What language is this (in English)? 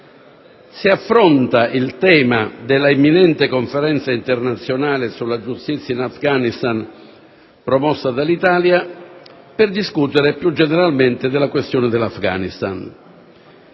Italian